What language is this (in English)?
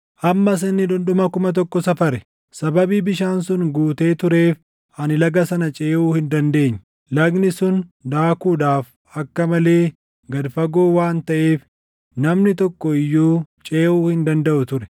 Oromo